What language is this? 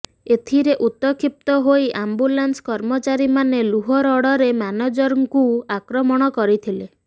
Odia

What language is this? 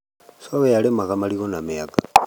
Kikuyu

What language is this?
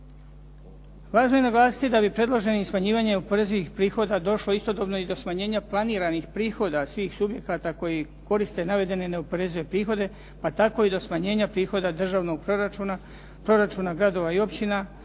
Croatian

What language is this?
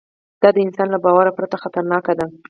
Pashto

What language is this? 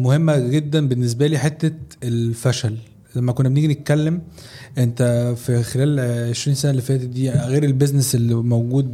Arabic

